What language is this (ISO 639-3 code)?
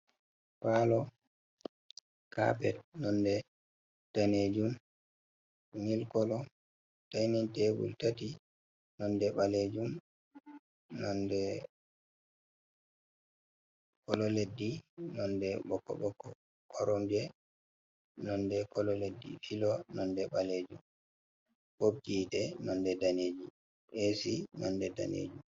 ful